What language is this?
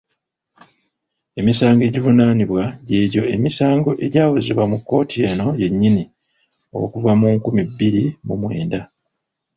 Ganda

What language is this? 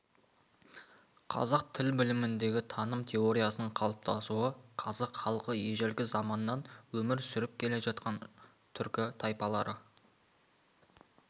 Kazakh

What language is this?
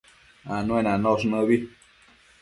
Matsés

